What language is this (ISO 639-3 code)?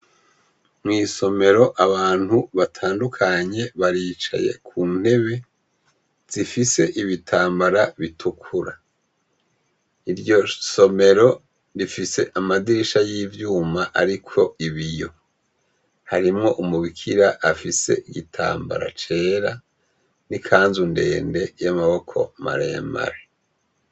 run